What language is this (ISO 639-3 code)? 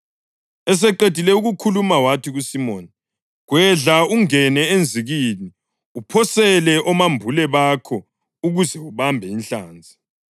nde